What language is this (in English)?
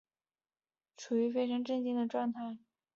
Chinese